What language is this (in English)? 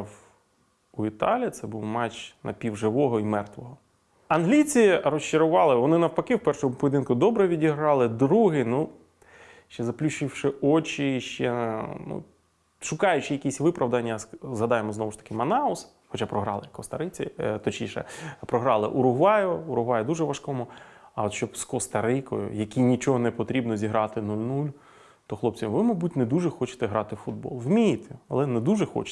Ukrainian